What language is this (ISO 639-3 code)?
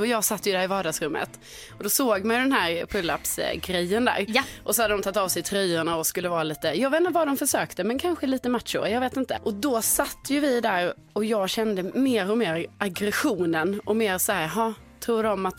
swe